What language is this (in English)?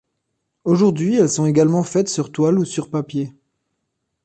French